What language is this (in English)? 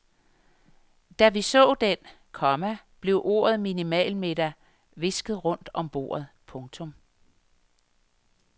Danish